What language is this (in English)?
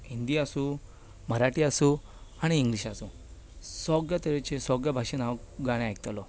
Konkani